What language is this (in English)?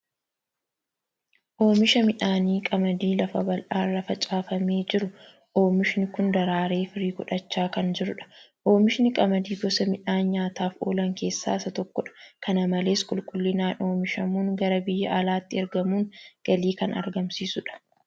Oromo